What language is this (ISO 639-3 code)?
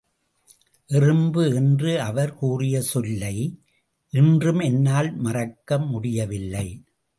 tam